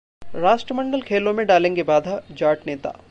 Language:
Hindi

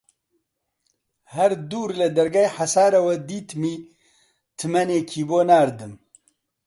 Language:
Central Kurdish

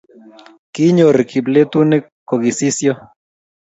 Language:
Kalenjin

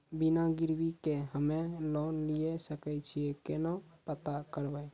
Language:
Maithili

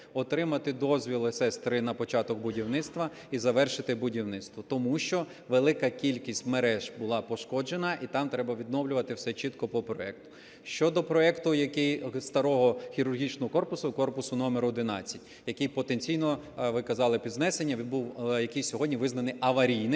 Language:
Ukrainian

